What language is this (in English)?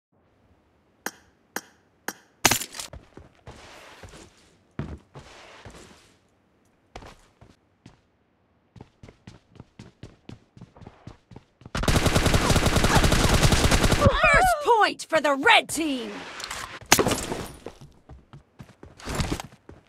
English